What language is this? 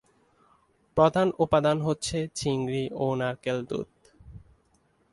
Bangla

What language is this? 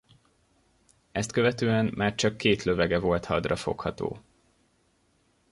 Hungarian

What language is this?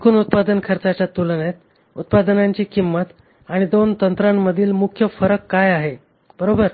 Marathi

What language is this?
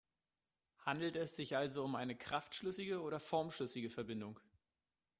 German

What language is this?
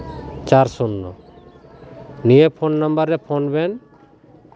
Santali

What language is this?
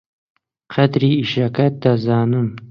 Central Kurdish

